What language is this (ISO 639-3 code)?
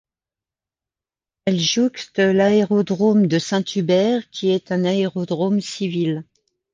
fra